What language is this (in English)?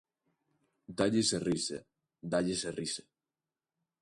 Galician